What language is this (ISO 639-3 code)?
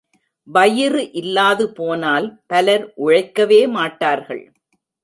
tam